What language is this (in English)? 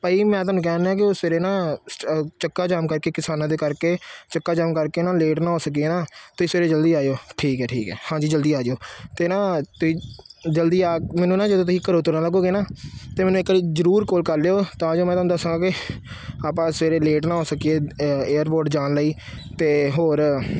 Punjabi